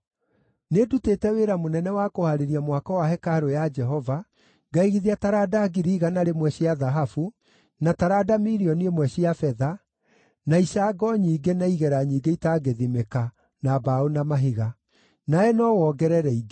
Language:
Kikuyu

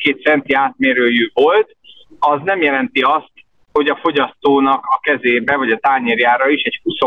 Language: Hungarian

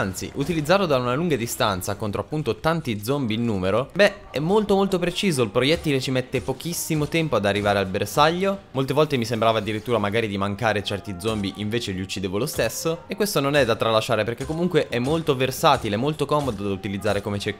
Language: Italian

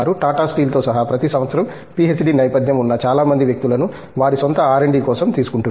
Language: Telugu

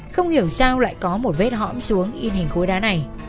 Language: Vietnamese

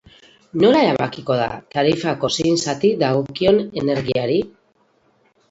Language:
Basque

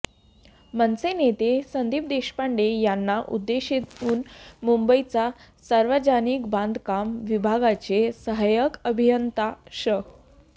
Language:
Marathi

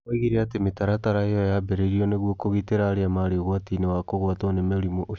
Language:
Kikuyu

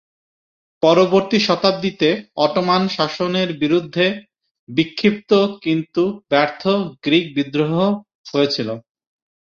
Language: Bangla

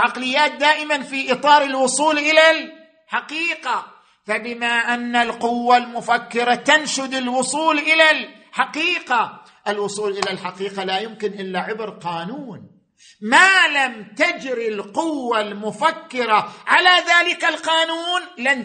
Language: Arabic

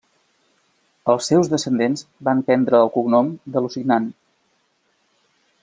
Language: Catalan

